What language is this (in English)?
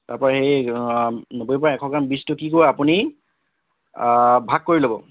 Assamese